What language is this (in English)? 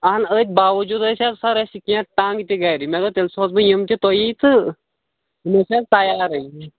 Kashmiri